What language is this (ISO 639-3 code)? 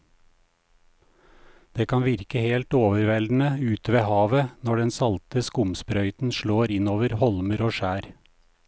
nor